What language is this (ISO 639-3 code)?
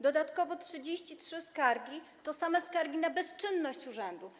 pol